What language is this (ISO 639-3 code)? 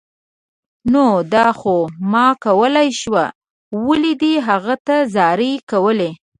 pus